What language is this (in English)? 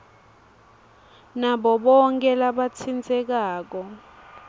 Swati